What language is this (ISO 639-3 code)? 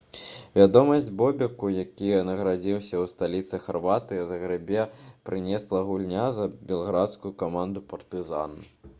bel